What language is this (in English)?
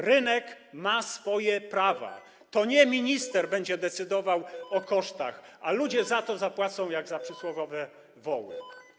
Polish